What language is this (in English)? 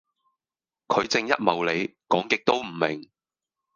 Cantonese